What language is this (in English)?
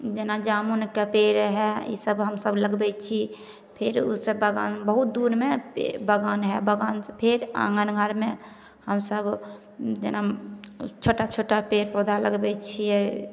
Maithili